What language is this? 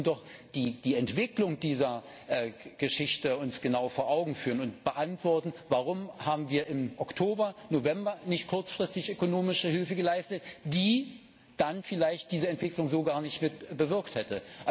German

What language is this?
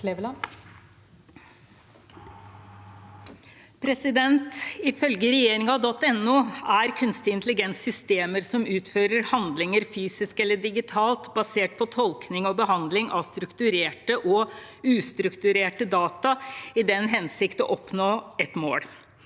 Norwegian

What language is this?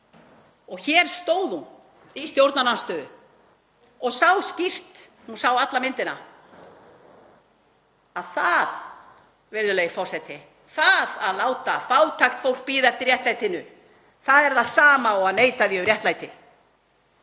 Icelandic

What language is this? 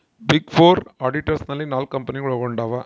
Kannada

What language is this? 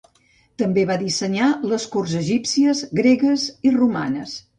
Catalan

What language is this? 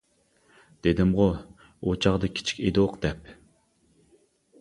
Uyghur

